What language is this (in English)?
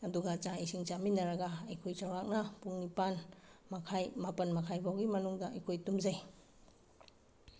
Manipuri